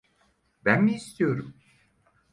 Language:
Turkish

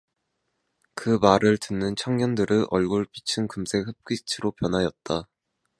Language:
Korean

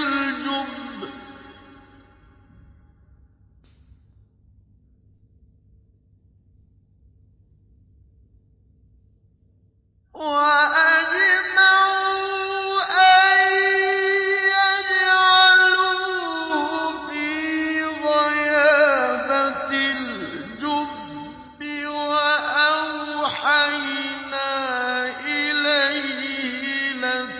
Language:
Arabic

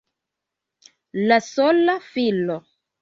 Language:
Esperanto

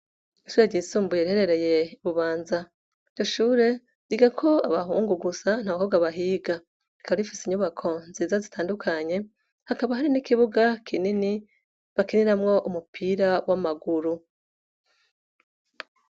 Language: Rundi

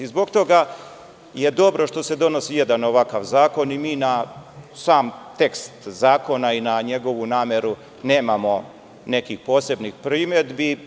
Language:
Serbian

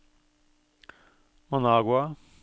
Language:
Norwegian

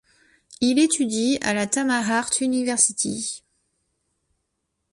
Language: French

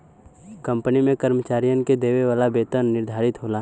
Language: Bhojpuri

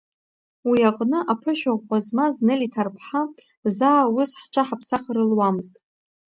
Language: Abkhazian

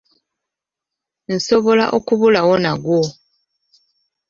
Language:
Ganda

